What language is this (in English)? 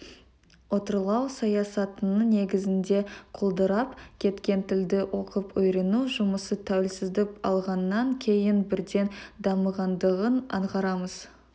Kazakh